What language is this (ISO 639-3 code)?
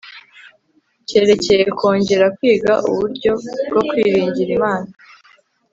kin